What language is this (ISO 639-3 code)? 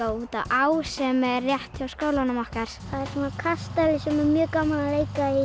isl